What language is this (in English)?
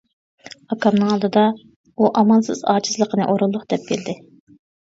Uyghur